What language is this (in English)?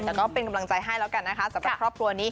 Thai